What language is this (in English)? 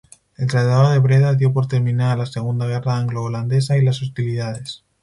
Spanish